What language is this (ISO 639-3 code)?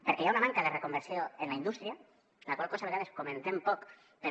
cat